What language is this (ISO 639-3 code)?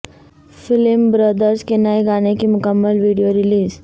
urd